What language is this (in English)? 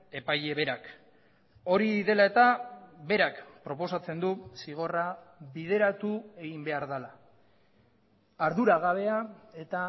Basque